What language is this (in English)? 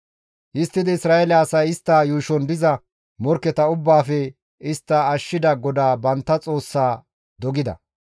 Gamo